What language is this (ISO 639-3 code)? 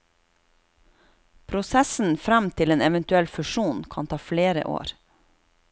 nor